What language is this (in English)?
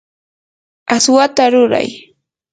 Yanahuanca Pasco Quechua